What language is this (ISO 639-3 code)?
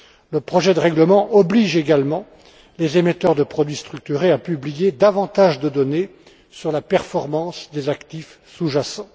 fra